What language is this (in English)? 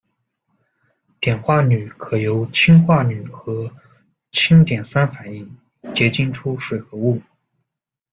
Chinese